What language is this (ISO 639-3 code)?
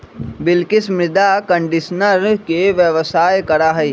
mag